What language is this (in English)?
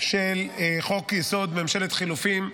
Hebrew